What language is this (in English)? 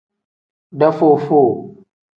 Tem